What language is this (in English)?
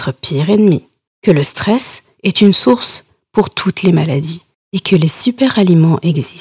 French